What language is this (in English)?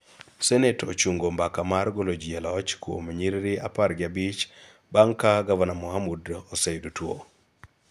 Luo (Kenya and Tanzania)